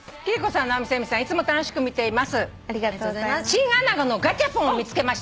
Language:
Japanese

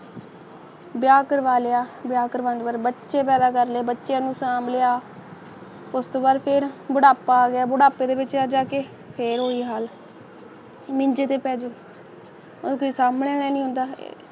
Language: Punjabi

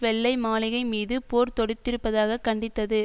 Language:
Tamil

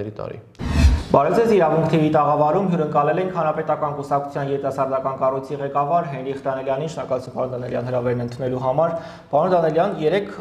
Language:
Romanian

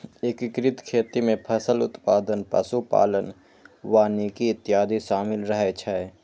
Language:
Maithili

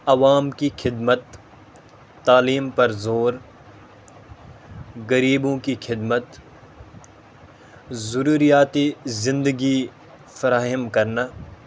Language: Urdu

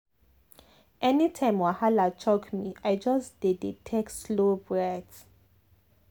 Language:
Nigerian Pidgin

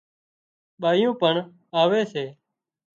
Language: Wadiyara Koli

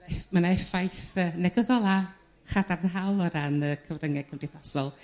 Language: Welsh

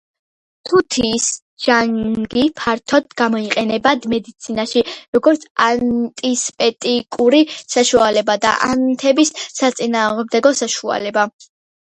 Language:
Georgian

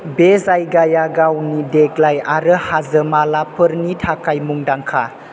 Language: Bodo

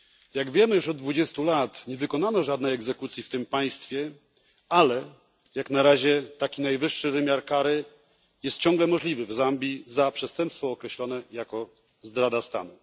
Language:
Polish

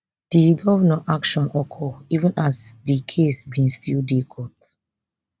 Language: Nigerian Pidgin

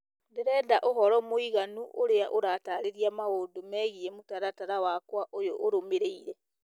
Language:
Kikuyu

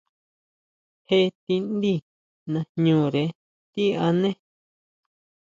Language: Huautla Mazatec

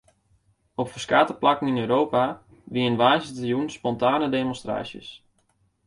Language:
Western Frisian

